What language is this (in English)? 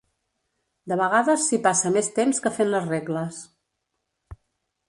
Catalan